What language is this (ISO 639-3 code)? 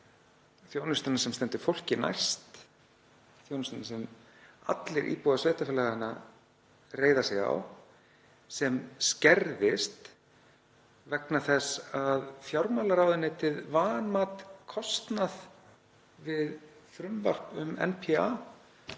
isl